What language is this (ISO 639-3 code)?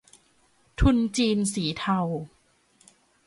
tha